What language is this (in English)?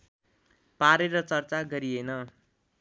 Nepali